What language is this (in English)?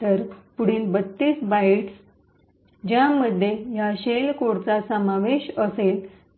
Marathi